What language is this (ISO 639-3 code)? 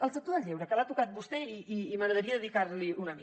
cat